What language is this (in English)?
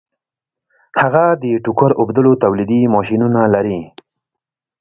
Pashto